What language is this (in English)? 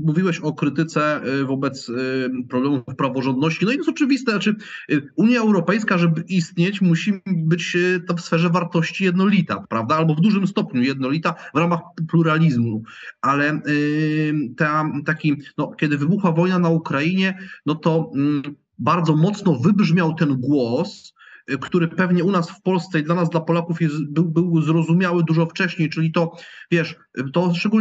Polish